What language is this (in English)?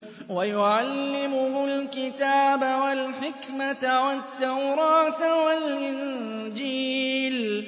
Arabic